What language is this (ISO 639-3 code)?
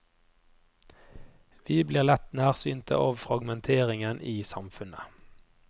nor